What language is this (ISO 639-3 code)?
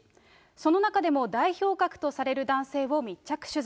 jpn